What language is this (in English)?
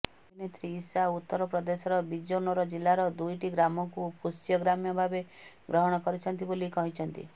Odia